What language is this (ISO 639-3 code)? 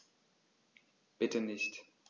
deu